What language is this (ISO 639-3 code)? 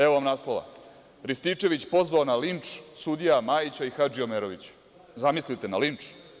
srp